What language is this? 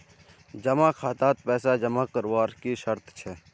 Magahi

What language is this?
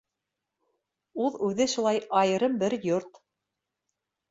Bashkir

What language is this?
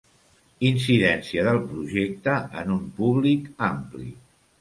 Catalan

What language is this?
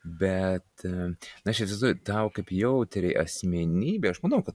Lithuanian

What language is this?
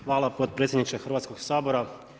Croatian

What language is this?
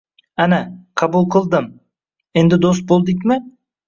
Uzbek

